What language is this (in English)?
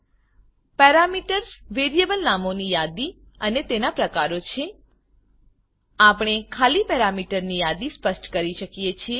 Gujarati